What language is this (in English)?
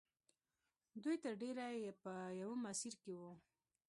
Pashto